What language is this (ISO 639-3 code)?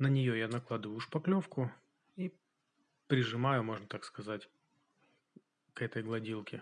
rus